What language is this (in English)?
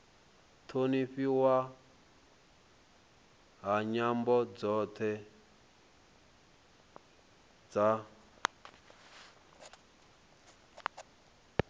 Venda